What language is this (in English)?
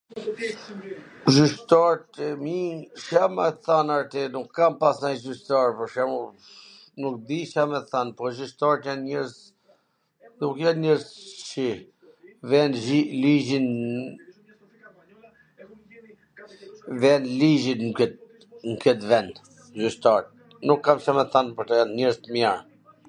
Gheg Albanian